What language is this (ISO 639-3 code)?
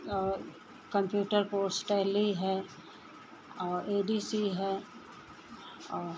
hin